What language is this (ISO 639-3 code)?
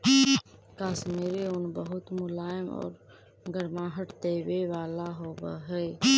mag